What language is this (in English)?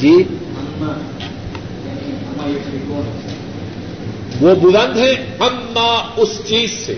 Urdu